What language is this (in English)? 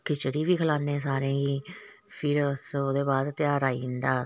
Dogri